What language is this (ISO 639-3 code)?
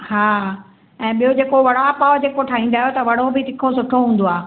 snd